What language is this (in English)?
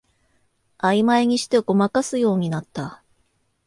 Japanese